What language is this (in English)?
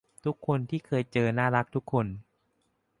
Thai